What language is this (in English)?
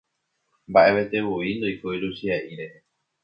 Guarani